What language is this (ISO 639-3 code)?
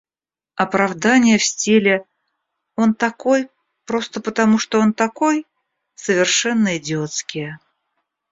rus